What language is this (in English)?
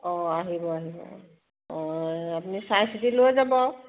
Assamese